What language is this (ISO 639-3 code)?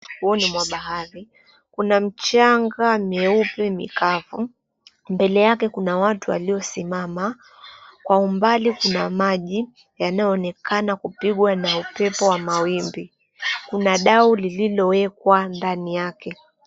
swa